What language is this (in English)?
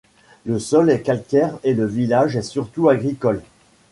French